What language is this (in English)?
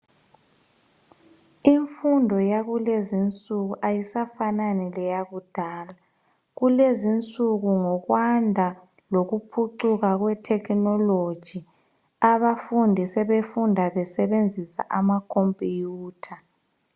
North Ndebele